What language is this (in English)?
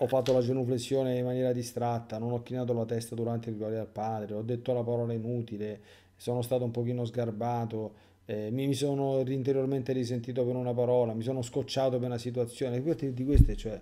Italian